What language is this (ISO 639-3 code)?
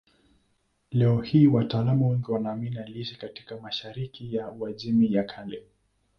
swa